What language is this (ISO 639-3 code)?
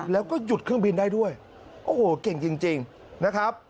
tha